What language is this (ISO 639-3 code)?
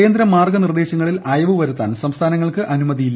mal